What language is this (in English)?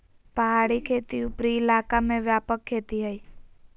Magahi